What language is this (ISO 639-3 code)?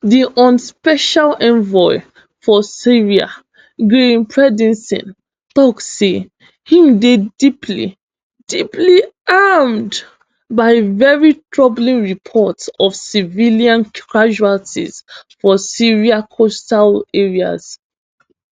pcm